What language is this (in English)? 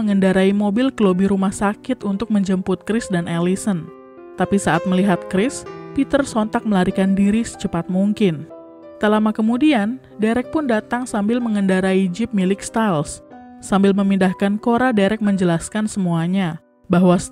Indonesian